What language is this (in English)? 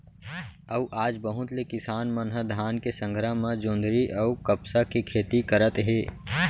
Chhattisgarhi